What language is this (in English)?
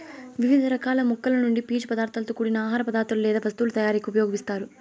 Telugu